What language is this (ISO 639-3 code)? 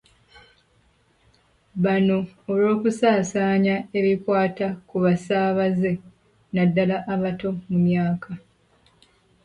lug